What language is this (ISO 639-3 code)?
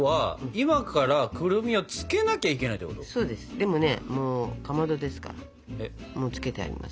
jpn